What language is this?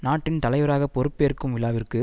Tamil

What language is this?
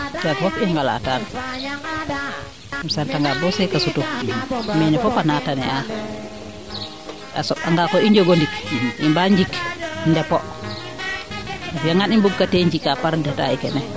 Serer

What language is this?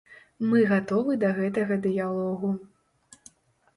Belarusian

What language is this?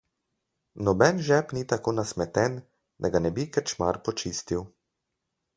Slovenian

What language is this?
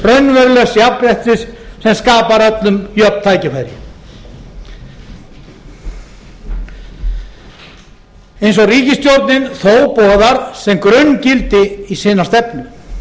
Icelandic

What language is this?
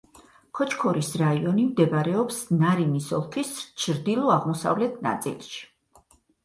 Georgian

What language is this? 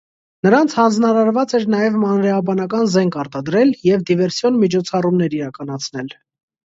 Armenian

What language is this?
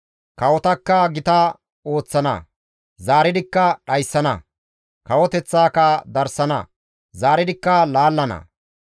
Gamo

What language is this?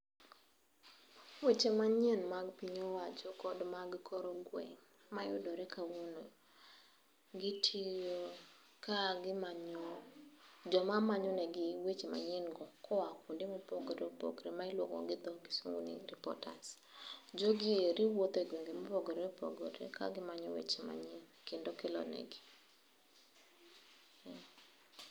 Luo (Kenya and Tanzania)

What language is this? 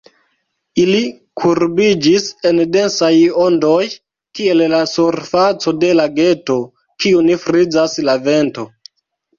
Esperanto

